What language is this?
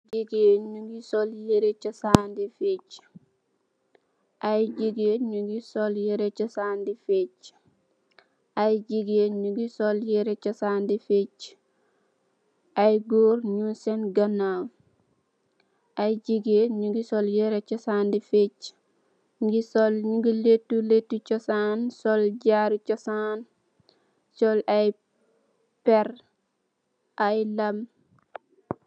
Wolof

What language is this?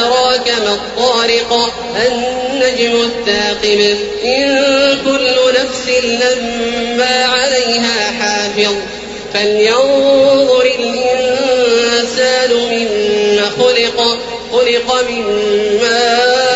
Arabic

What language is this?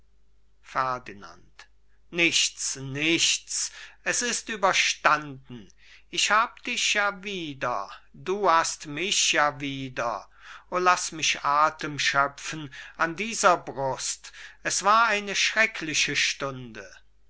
German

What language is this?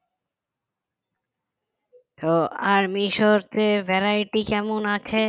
Bangla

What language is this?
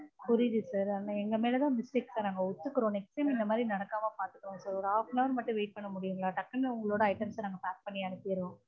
Tamil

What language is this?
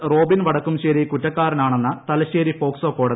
Malayalam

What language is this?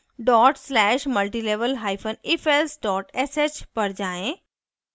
Hindi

